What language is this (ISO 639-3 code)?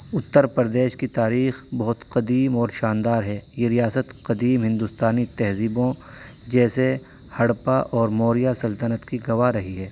urd